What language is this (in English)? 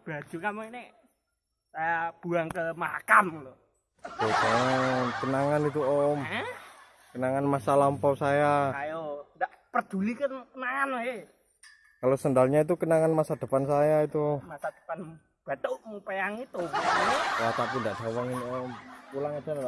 Indonesian